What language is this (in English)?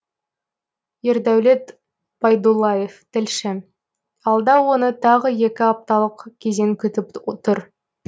Kazakh